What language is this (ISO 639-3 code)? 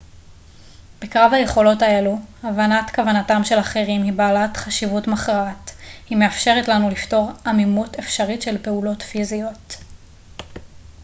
heb